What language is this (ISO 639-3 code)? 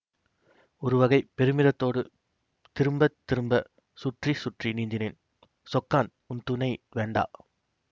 tam